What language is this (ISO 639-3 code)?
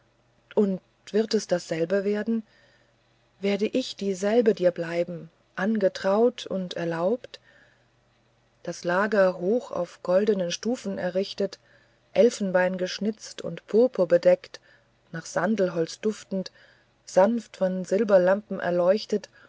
deu